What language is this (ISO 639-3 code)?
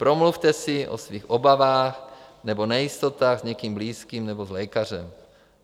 ces